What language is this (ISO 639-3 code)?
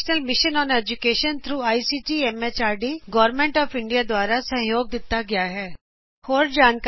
pan